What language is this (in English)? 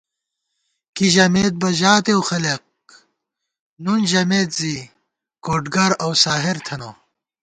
Gawar-Bati